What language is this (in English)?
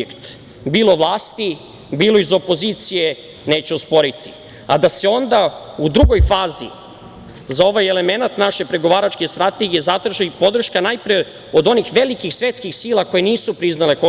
Serbian